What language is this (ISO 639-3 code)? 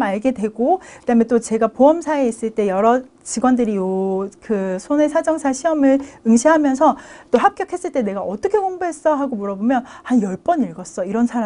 kor